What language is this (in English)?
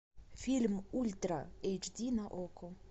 Russian